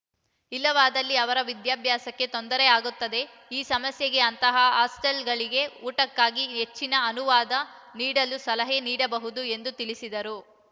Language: Kannada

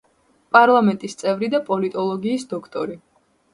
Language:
Georgian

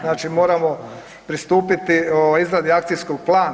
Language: Croatian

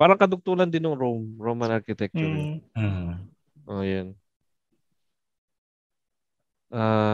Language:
Filipino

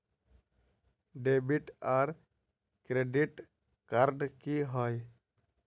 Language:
Magahi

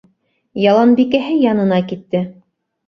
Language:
Bashkir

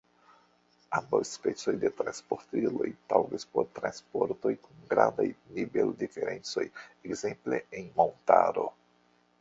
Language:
Esperanto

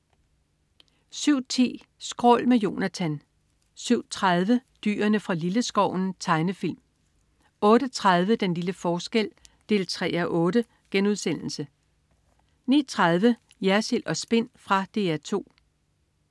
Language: Danish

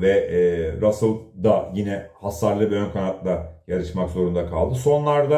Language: Turkish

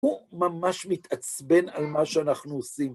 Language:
Hebrew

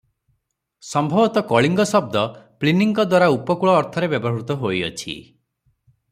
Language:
Odia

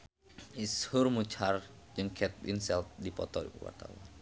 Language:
Sundanese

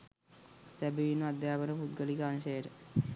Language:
Sinhala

